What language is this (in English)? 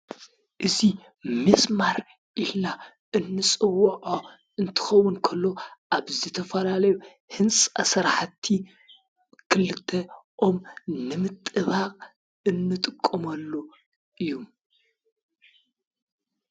Tigrinya